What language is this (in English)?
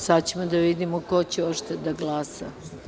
Serbian